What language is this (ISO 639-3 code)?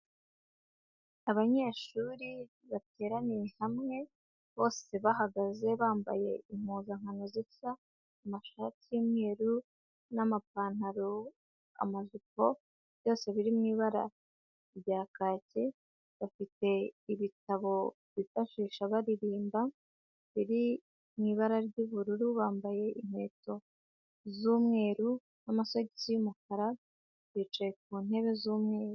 kin